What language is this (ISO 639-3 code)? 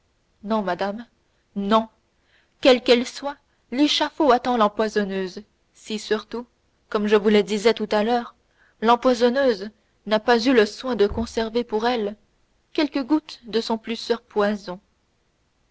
fra